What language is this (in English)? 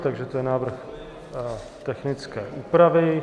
Czech